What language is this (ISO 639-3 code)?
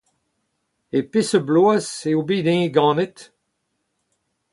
bre